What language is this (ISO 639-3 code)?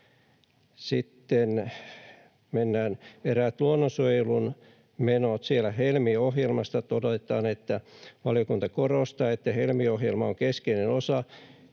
fin